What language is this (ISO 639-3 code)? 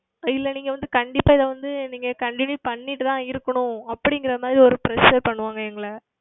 tam